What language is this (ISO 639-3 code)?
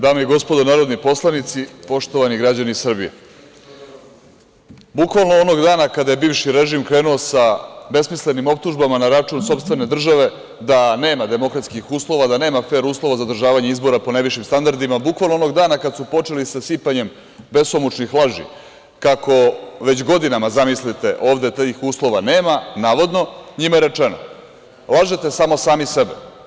srp